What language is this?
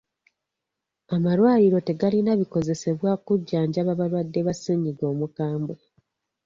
Ganda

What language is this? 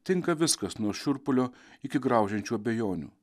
Lithuanian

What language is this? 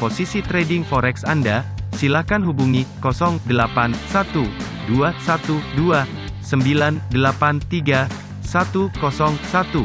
Indonesian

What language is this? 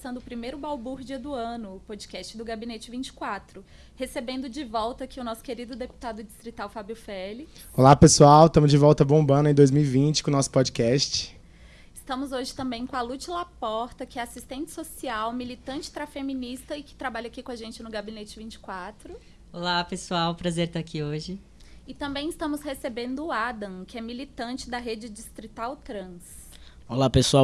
Portuguese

